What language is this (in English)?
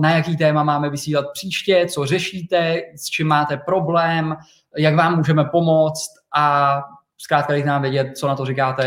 Czech